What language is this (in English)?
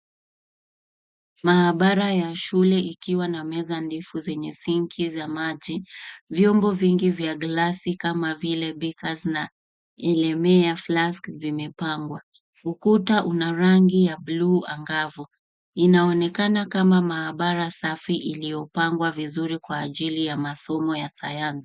Swahili